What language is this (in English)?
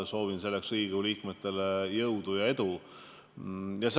Estonian